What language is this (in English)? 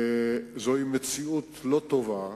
Hebrew